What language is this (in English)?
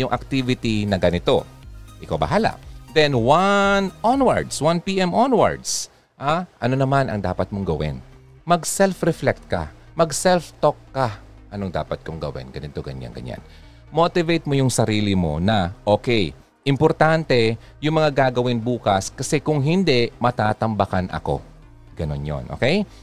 Filipino